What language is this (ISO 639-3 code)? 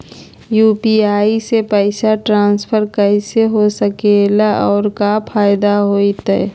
mag